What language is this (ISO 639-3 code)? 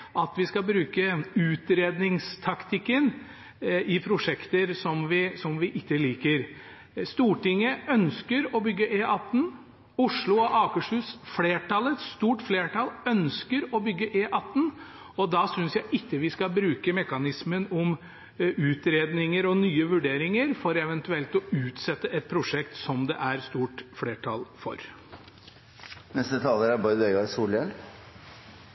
nor